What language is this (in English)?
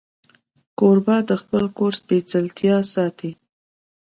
Pashto